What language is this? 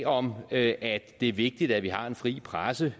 Danish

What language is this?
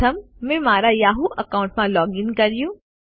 Gujarati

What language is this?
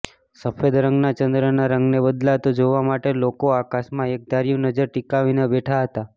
Gujarati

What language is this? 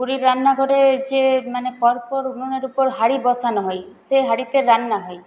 Bangla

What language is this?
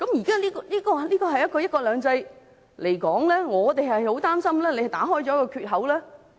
Cantonese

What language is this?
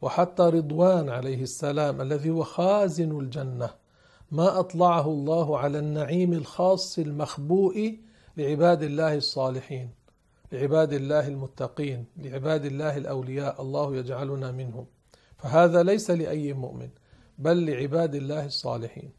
Arabic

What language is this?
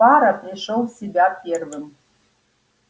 Russian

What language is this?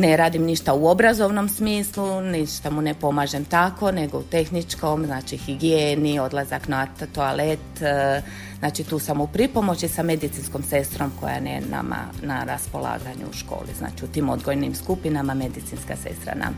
Croatian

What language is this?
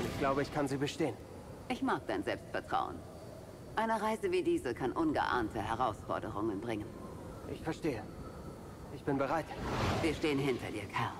German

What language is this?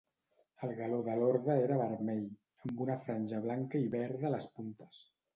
Catalan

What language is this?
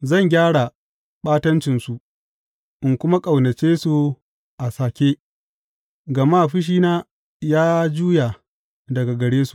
Hausa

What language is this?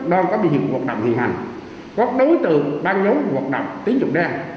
Vietnamese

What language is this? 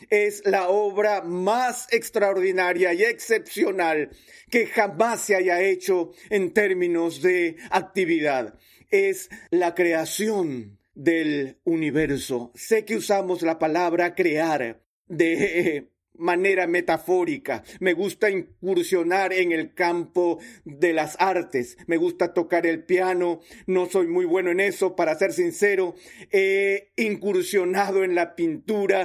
Spanish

